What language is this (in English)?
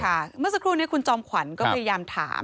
Thai